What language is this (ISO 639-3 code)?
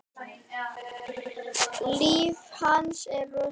isl